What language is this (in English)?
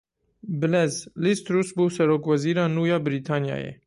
Kurdish